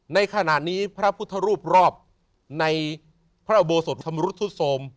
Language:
Thai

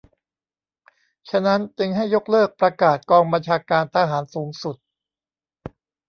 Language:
Thai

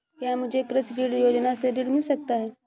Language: Hindi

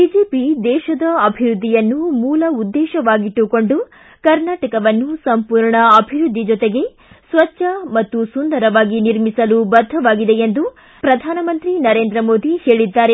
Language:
Kannada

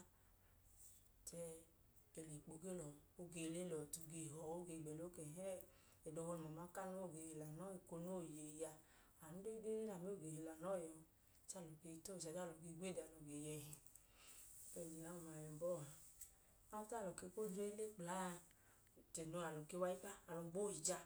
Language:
Idoma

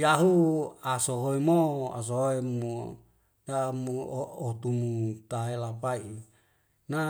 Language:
Wemale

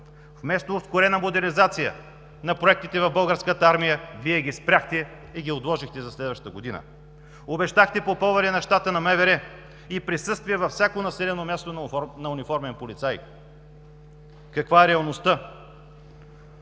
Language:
Bulgarian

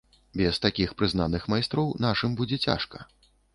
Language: Belarusian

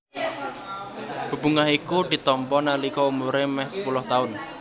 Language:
Javanese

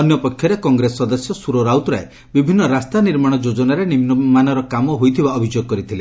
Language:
Odia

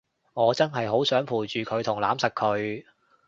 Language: Cantonese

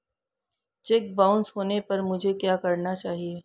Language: Hindi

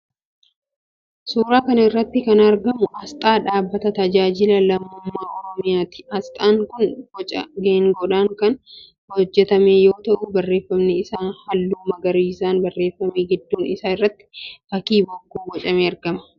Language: Oromo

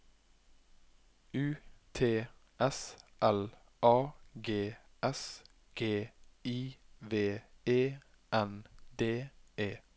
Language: Norwegian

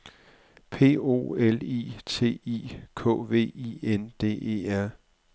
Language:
Danish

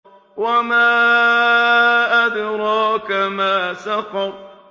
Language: Arabic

